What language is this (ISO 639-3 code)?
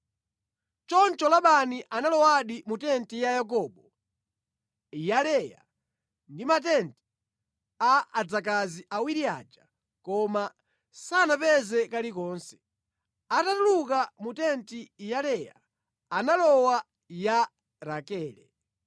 nya